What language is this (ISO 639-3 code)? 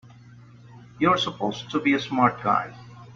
eng